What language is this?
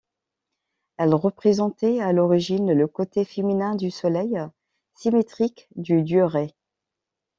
French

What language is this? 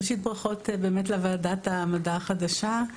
Hebrew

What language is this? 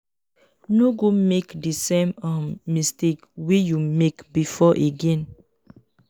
Nigerian Pidgin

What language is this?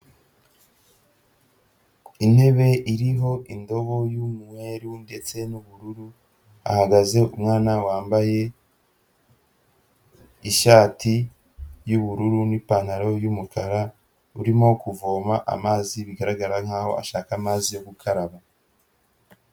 Kinyarwanda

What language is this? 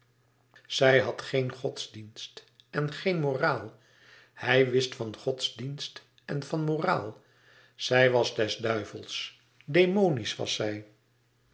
Dutch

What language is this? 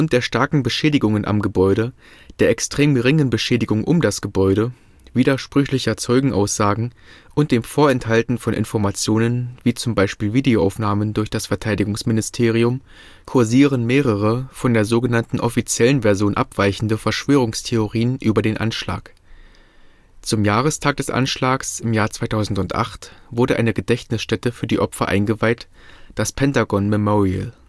German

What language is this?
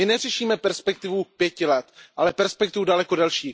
Czech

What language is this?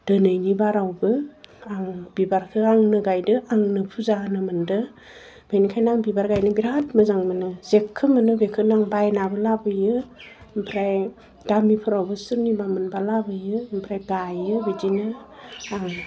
Bodo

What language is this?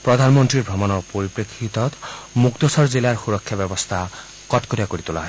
Assamese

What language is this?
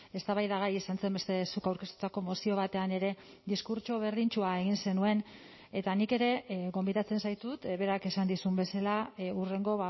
Basque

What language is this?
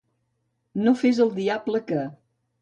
Catalan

